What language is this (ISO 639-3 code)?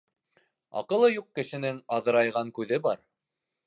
bak